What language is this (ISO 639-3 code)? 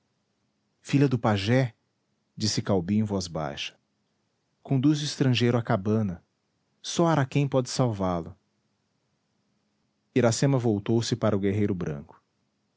por